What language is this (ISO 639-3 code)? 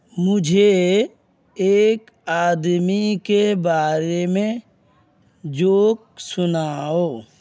urd